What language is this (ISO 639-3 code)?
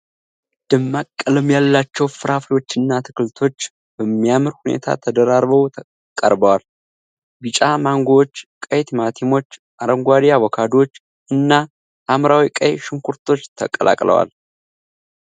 amh